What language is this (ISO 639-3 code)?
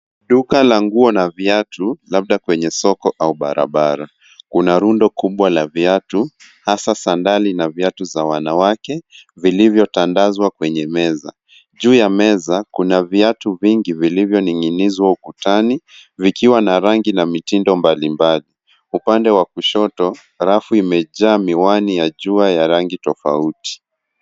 swa